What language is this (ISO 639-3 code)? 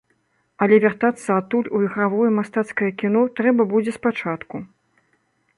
bel